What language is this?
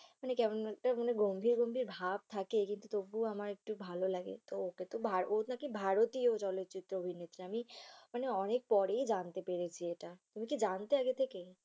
Bangla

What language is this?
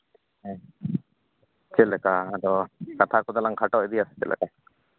Santali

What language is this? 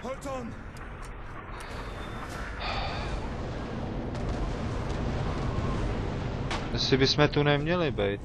Czech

